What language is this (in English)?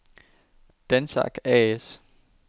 Danish